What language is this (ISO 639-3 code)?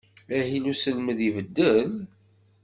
kab